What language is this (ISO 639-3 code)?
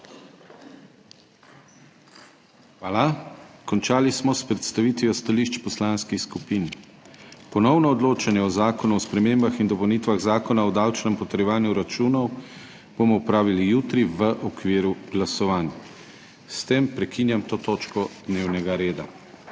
slv